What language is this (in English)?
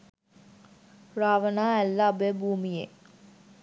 Sinhala